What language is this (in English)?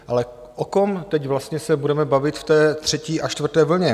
Czech